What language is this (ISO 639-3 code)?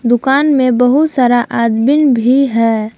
hin